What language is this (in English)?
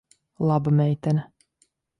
Latvian